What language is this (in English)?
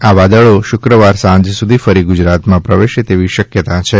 Gujarati